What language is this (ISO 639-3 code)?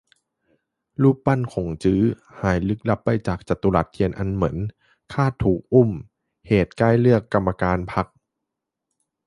tha